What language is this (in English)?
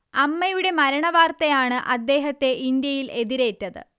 Malayalam